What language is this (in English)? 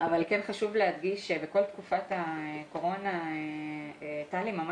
Hebrew